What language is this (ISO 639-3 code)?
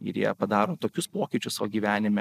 lit